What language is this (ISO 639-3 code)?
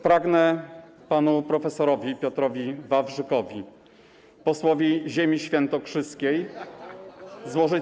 pol